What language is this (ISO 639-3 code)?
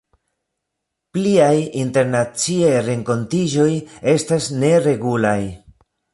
epo